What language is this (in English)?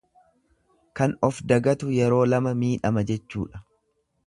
Oromo